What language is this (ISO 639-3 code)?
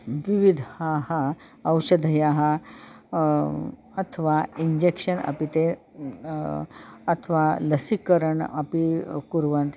san